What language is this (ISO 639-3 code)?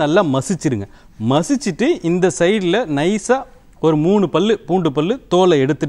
hin